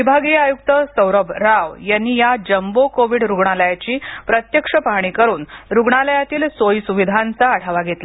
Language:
Marathi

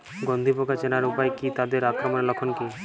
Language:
Bangla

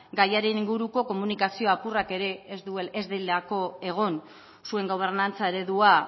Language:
Basque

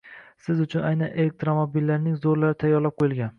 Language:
Uzbek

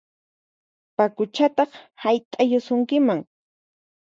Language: Puno Quechua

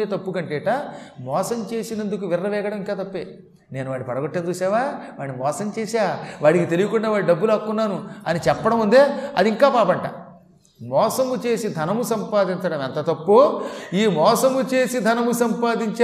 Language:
Telugu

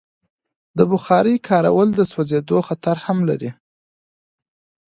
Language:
Pashto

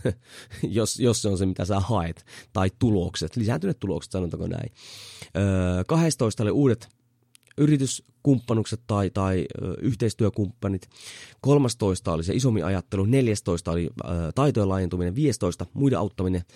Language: Finnish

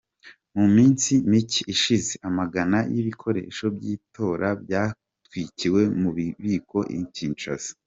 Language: Kinyarwanda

